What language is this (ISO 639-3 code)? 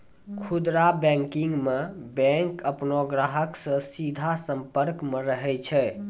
mai